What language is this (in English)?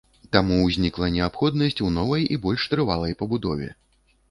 Belarusian